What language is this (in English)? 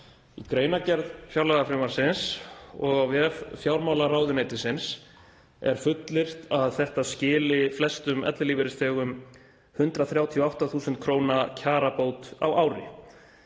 Icelandic